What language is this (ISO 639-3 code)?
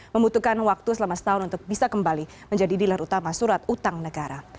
ind